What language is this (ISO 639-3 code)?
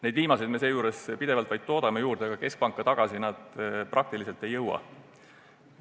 est